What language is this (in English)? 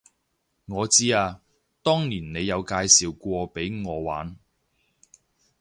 Cantonese